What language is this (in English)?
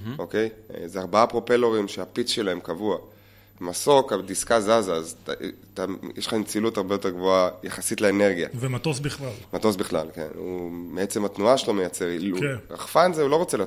Hebrew